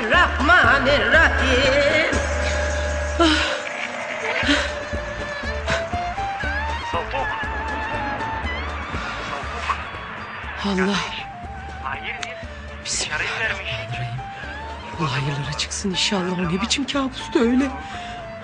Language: Turkish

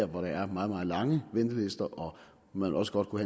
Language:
Danish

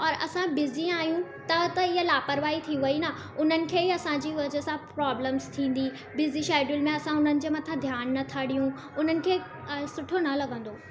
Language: Sindhi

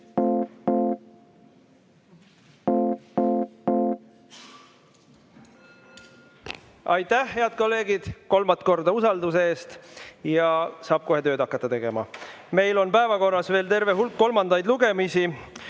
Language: Estonian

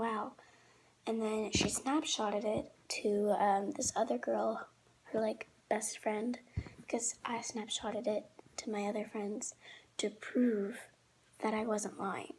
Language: English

